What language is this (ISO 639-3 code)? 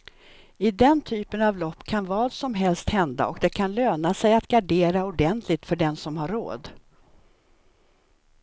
swe